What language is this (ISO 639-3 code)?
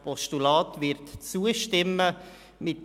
gsw